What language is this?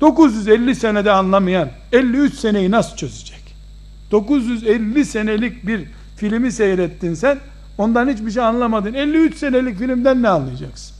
Turkish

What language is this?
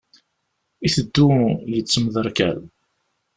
Kabyle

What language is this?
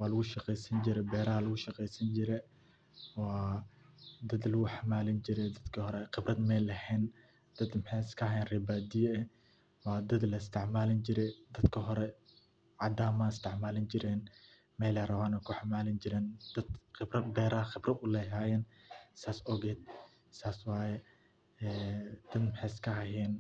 Somali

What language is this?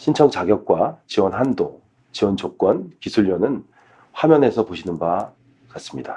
Korean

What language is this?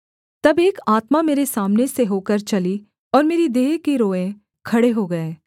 Hindi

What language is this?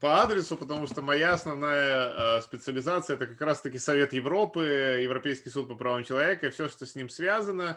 Russian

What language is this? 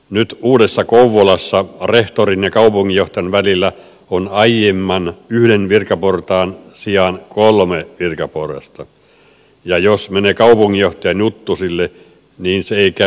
Finnish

